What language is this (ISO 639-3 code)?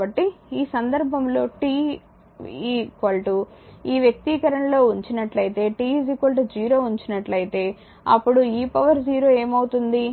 tel